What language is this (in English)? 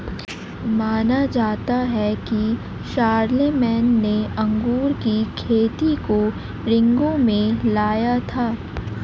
Hindi